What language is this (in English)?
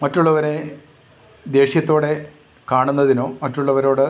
Malayalam